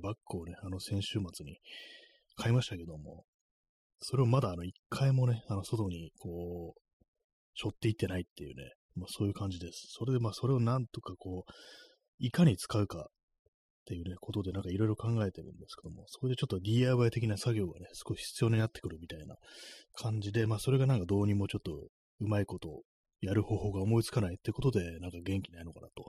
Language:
Japanese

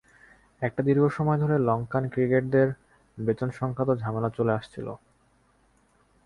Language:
Bangla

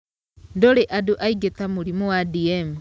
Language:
Kikuyu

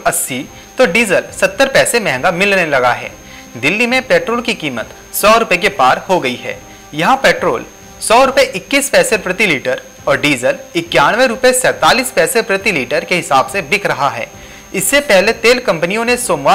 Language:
Hindi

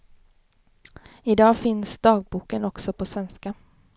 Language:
Swedish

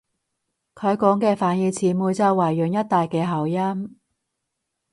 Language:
Cantonese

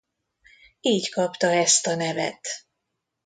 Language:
Hungarian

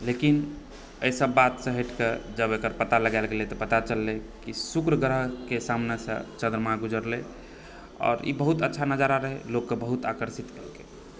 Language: Maithili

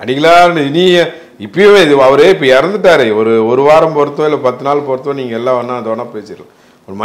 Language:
Romanian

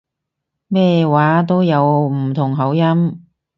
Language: Cantonese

